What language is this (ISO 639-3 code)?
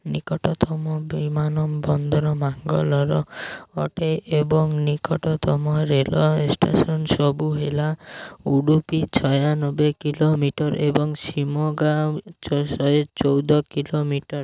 ori